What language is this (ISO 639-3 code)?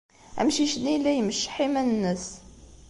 kab